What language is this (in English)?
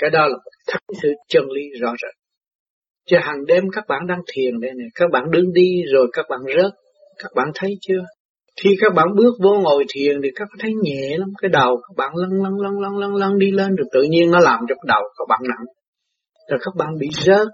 Vietnamese